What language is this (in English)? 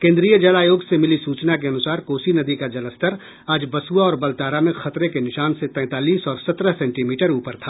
Hindi